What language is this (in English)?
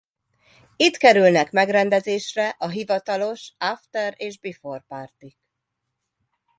Hungarian